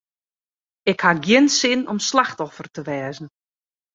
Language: Western Frisian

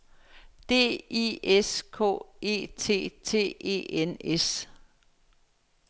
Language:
Danish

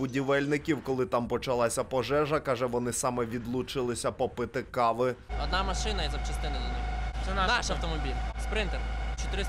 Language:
Ukrainian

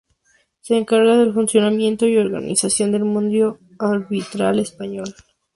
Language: Spanish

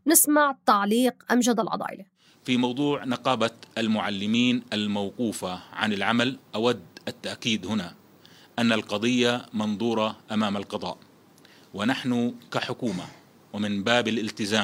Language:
Arabic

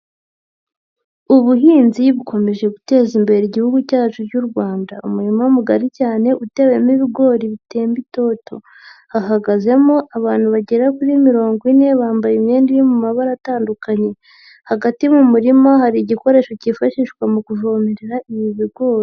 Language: Kinyarwanda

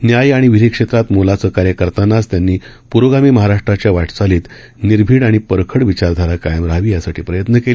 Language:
Marathi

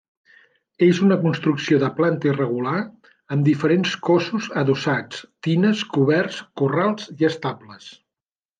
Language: Catalan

